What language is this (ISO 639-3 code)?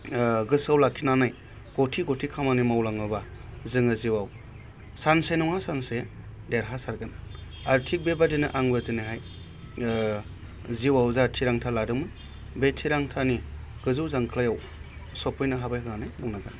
brx